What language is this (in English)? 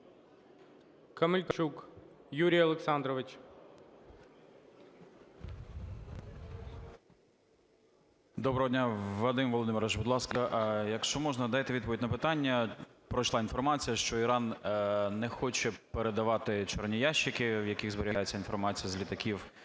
Ukrainian